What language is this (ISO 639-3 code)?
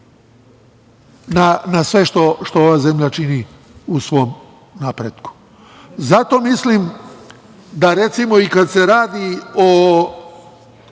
srp